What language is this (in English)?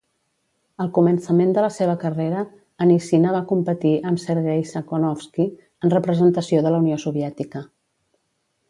Catalan